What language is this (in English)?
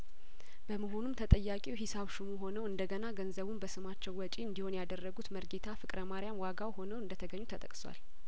Amharic